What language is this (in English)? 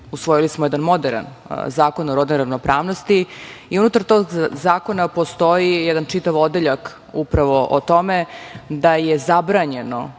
Serbian